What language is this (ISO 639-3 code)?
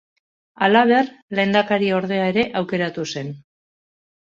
eus